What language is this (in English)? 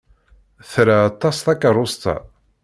Kabyle